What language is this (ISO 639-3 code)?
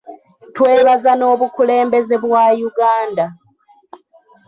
lug